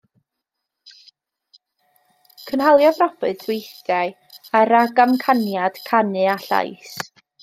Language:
Welsh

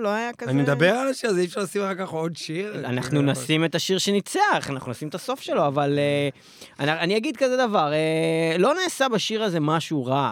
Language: Hebrew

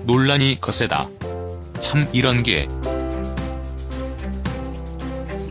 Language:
Korean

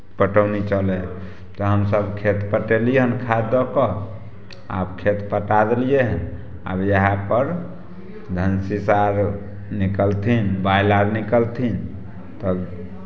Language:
Maithili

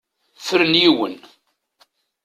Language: Kabyle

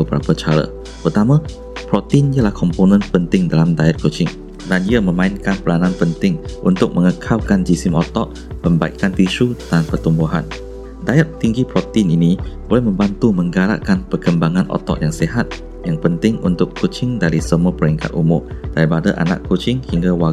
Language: Malay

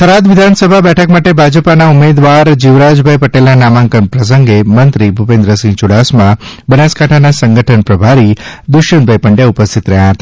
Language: Gujarati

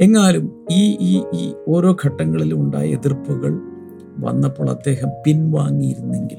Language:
Malayalam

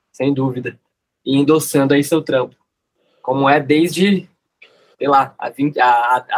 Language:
Portuguese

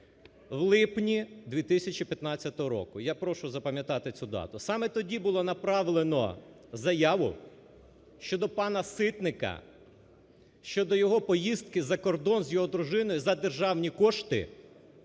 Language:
Ukrainian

